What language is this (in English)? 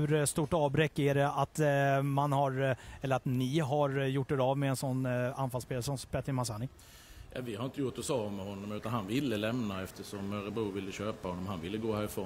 Swedish